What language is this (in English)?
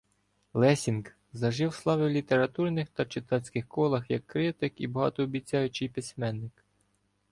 Ukrainian